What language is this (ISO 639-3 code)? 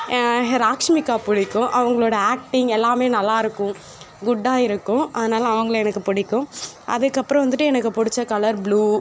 tam